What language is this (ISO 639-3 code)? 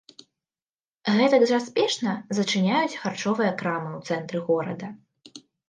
bel